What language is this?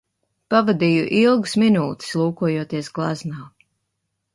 Latvian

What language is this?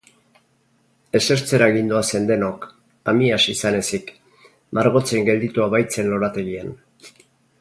Basque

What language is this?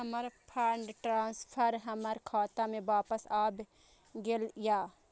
Maithili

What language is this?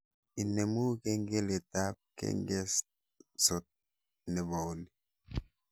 Kalenjin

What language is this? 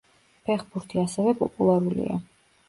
Georgian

